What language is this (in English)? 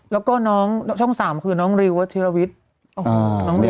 Thai